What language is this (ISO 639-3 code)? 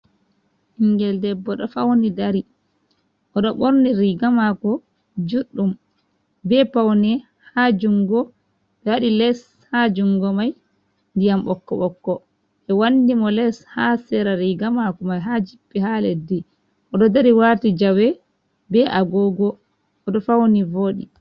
ful